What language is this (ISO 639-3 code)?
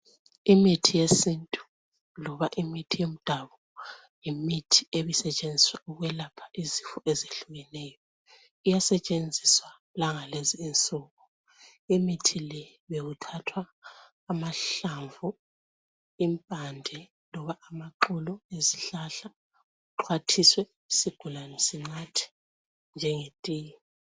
nde